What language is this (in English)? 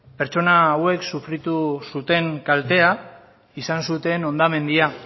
Basque